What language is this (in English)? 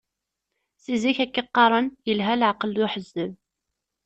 Kabyle